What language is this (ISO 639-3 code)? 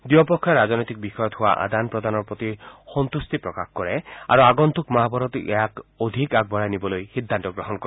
asm